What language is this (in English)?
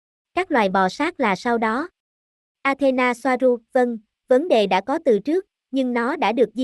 Vietnamese